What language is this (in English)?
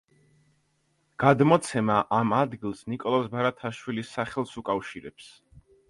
Georgian